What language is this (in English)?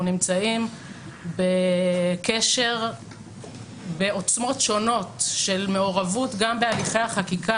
Hebrew